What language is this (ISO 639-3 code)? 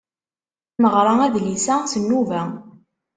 kab